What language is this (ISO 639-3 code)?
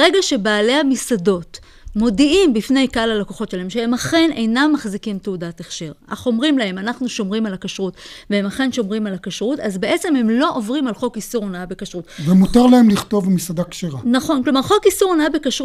heb